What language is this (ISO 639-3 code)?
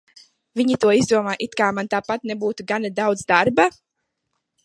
lav